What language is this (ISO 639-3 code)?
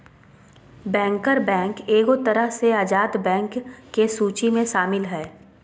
mag